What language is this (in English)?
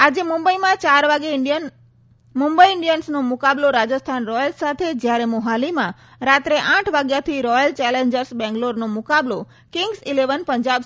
Gujarati